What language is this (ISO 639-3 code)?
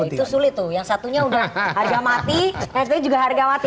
ind